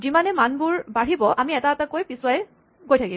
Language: Assamese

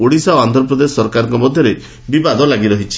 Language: Odia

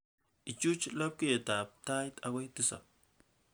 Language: Kalenjin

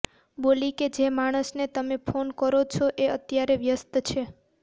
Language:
Gujarati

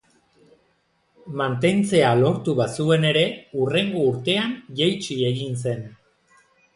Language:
Basque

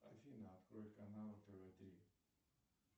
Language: Russian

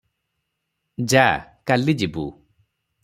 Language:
Odia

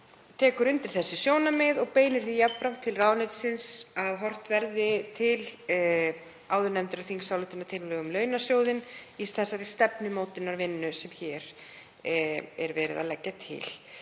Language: Icelandic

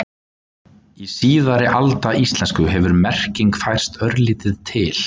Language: Icelandic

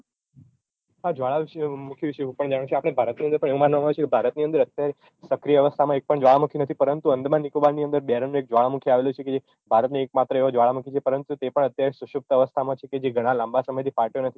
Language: Gujarati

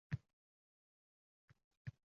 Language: Uzbek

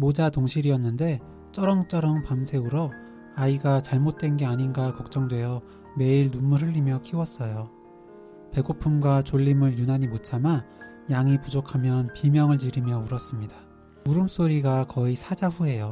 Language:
Korean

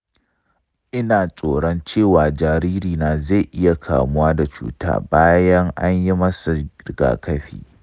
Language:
Hausa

